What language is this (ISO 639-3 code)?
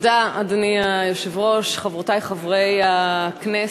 heb